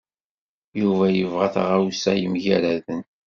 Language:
Kabyle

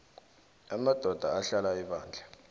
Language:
South Ndebele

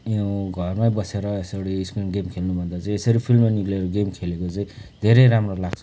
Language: Nepali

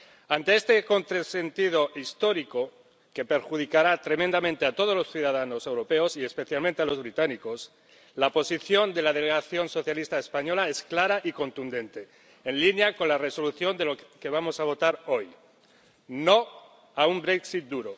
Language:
Spanish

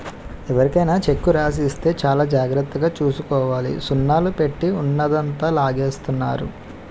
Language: Telugu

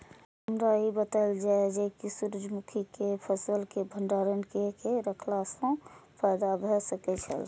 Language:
Maithili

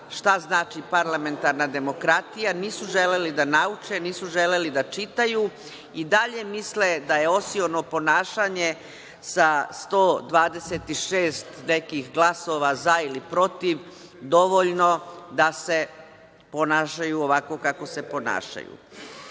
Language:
Serbian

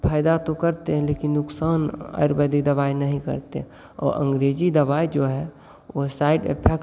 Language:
Hindi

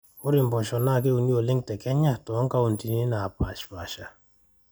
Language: Masai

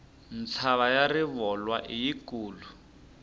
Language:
Tsonga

